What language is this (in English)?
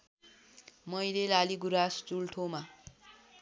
Nepali